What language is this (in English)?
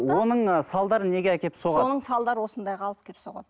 Kazakh